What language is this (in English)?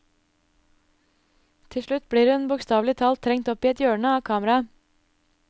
Norwegian